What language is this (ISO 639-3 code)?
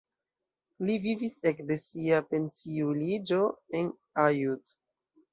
epo